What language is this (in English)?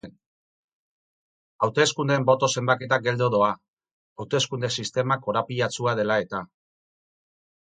Basque